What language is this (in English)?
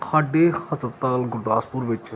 Punjabi